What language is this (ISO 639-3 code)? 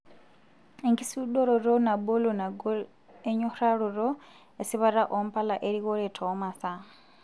mas